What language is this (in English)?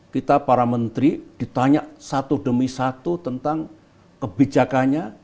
Indonesian